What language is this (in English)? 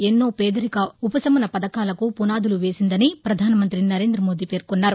Telugu